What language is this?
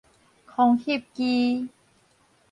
Min Nan Chinese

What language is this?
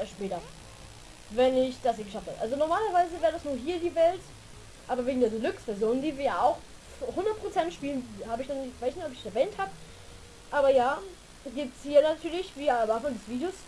German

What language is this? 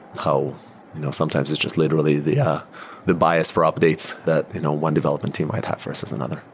English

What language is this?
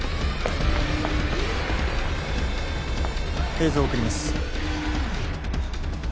Japanese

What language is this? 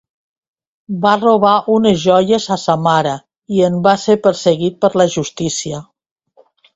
Catalan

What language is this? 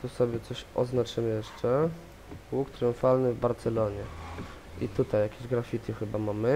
Polish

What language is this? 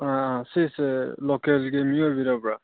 Manipuri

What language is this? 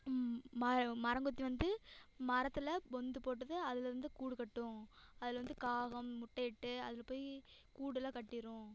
Tamil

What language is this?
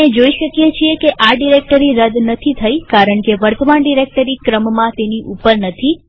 Gujarati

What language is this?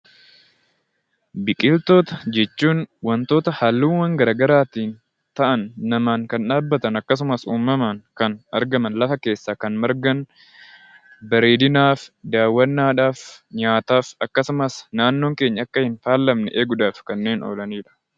Oromo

